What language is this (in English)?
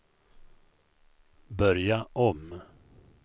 Swedish